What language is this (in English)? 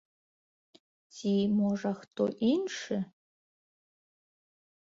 Belarusian